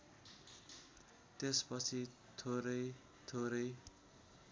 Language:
Nepali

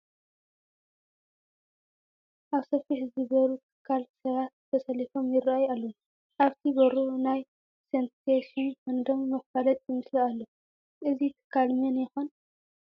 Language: Tigrinya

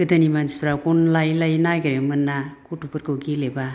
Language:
Bodo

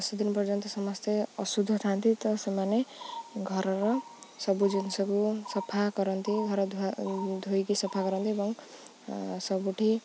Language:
Odia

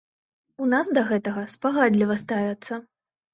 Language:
Belarusian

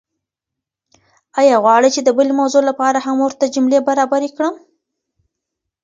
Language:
Pashto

